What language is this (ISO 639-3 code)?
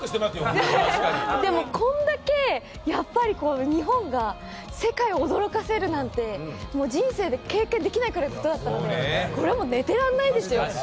jpn